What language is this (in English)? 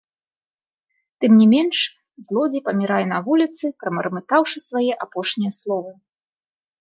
Belarusian